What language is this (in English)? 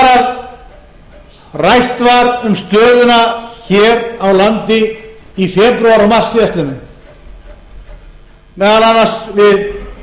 Icelandic